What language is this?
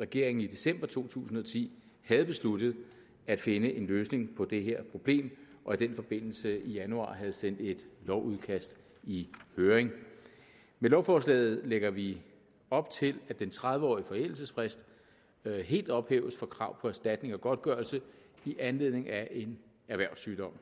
Danish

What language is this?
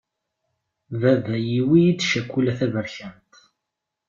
Kabyle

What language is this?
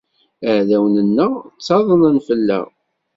Kabyle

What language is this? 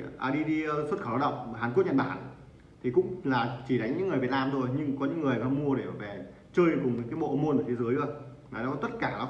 Vietnamese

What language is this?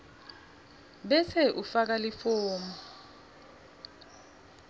Swati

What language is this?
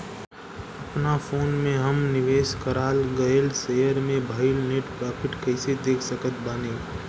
Bhojpuri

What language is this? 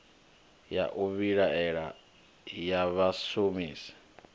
Venda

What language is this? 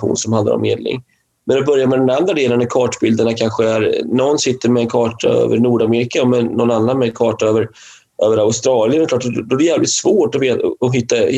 Swedish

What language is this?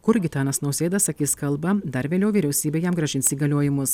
Lithuanian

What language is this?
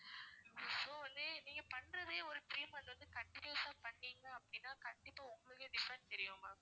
Tamil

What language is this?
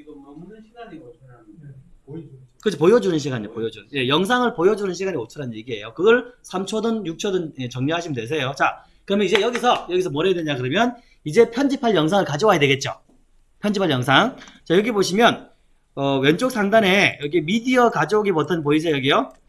Korean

